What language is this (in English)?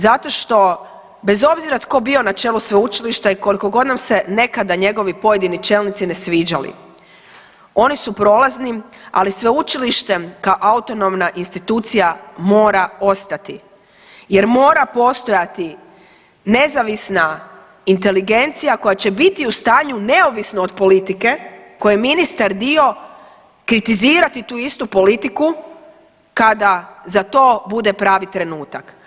Croatian